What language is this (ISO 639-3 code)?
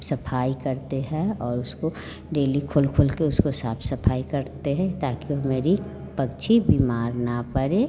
hin